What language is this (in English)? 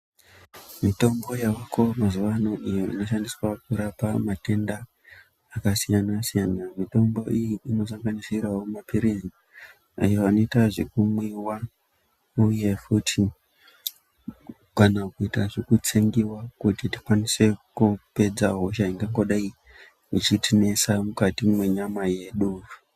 Ndau